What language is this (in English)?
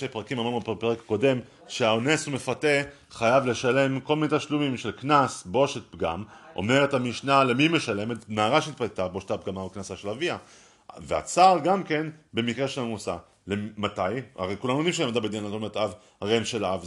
Hebrew